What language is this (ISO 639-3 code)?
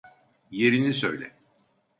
tur